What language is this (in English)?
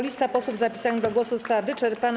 Polish